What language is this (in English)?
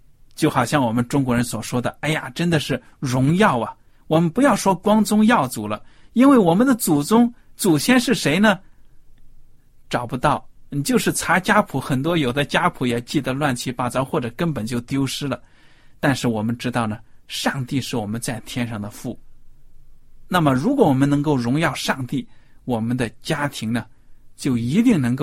Chinese